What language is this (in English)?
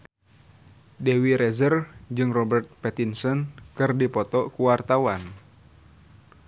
Sundanese